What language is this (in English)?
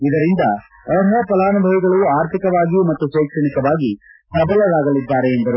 Kannada